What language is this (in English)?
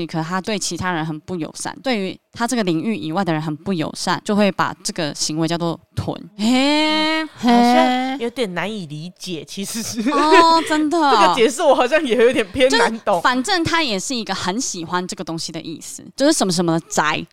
Chinese